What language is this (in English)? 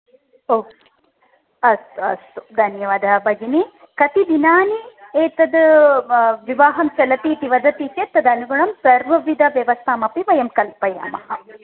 Sanskrit